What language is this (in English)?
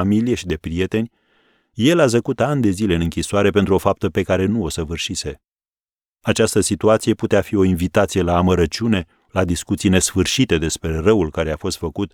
Romanian